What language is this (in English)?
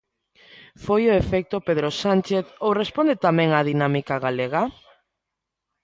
Galician